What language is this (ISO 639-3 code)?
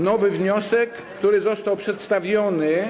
pol